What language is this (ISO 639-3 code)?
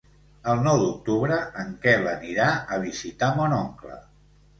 cat